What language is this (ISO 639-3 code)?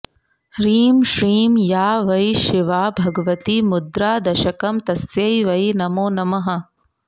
san